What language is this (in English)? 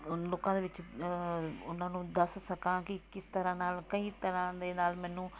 Punjabi